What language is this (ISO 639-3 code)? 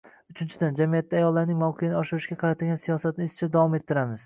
uzb